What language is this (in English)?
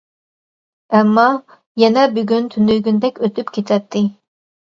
Uyghur